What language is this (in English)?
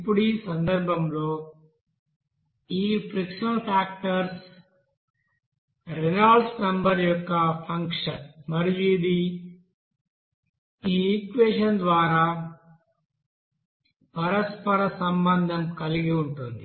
Telugu